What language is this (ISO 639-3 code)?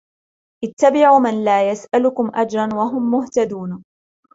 ara